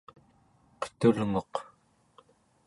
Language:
Central Yupik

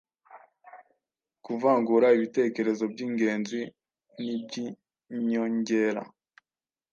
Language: Kinyarwanda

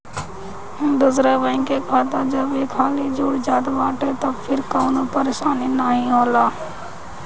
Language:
Bhojpuri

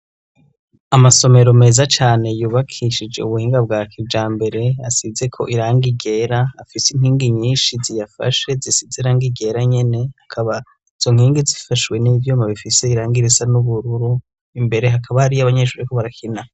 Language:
Rundi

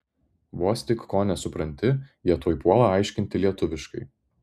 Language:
Lithuanian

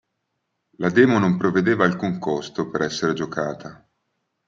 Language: Italian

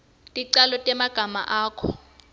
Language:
Swati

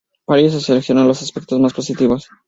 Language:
Spanish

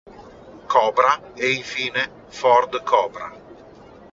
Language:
Italian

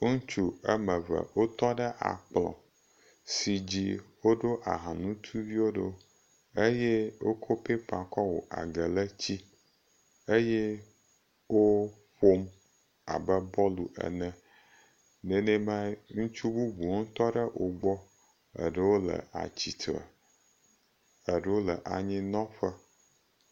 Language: Ewe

